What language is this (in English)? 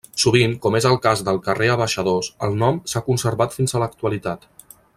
Catalan